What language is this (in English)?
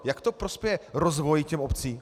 Czech